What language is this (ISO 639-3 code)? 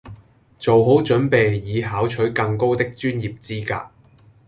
yue